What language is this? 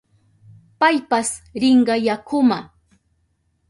Southern Pastaza Quechua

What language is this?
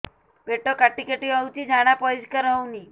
Odia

